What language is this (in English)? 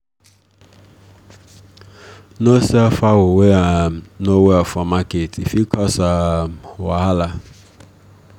Nigerian Pidgin